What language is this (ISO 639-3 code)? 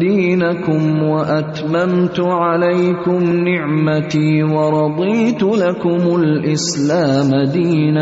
urd